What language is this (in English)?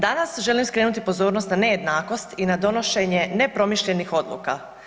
Croatian